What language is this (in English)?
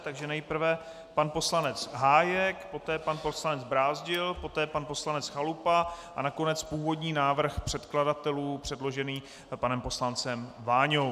Czech